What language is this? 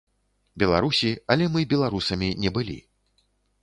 Belarusian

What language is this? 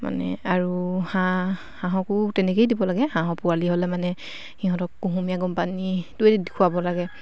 Assamese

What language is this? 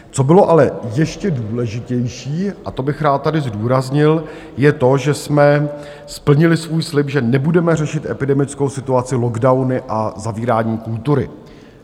Czech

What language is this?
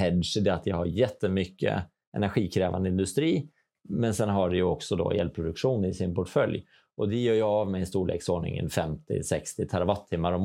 Swedish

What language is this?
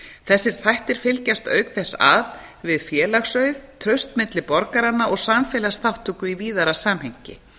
Icelandic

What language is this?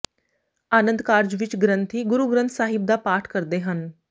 Punjabi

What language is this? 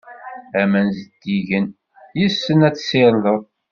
Kabyle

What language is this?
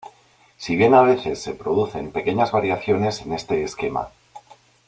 Spanish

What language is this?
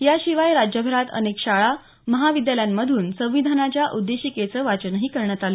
Marathi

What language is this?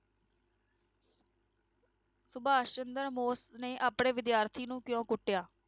Punjabi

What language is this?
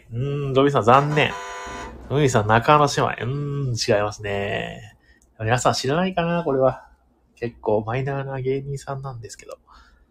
Japanese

